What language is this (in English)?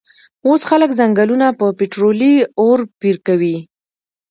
Pashto